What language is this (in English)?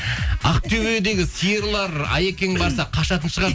Kazakh